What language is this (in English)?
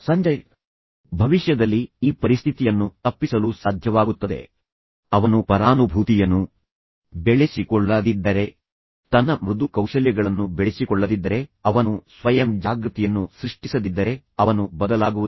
Kannada